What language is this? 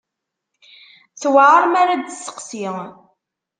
Kabyle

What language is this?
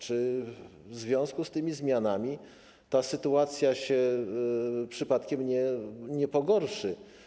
Polish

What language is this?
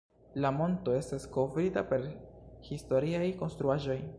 Esperanto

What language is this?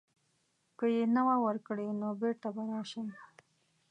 Pashto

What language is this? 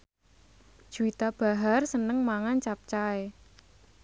Javanese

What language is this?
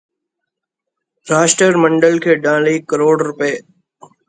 Punjabi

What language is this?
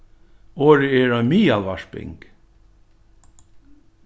Faroese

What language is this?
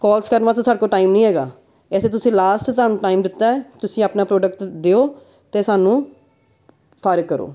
Punjabi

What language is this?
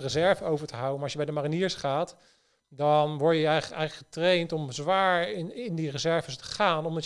Dutch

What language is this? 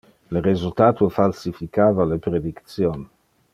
Interlingua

